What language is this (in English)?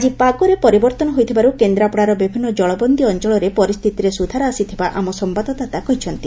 Odia